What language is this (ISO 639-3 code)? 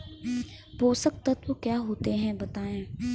hin